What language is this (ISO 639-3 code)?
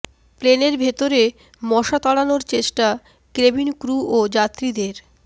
ben